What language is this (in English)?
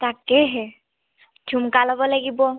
Assamese